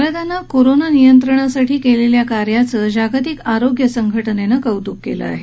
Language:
Marathi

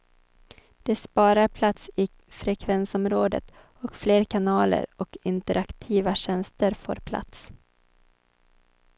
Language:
Swedish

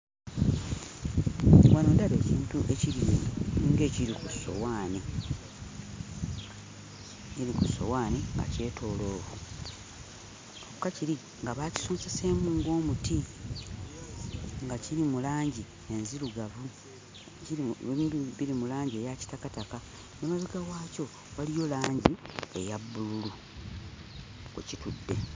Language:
Ganda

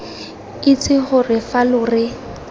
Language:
Tswana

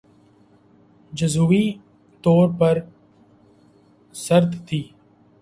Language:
Urdu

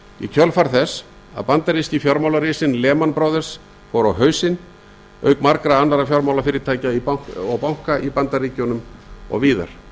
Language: Icelandic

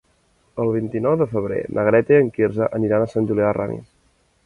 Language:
Catalan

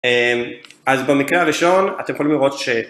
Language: Hebrew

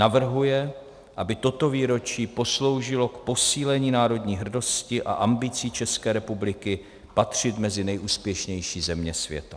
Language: Czech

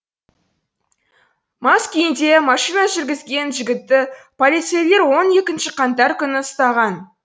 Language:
Kazakh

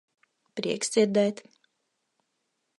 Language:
Latvian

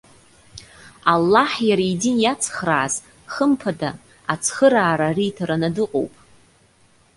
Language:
Abkhazian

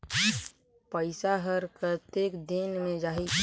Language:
Chhattisgarhi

